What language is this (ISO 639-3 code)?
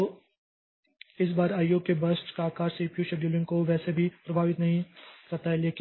hin